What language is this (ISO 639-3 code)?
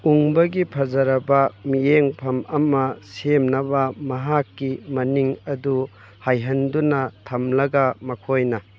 mni